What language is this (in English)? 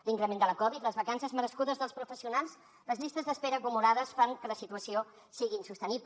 Catalan